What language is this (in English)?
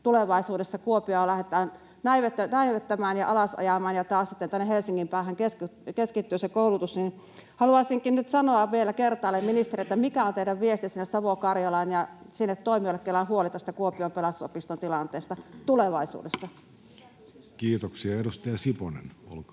Finnish